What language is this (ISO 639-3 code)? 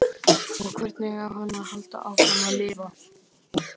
isl